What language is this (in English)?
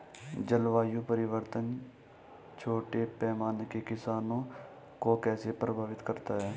Hindi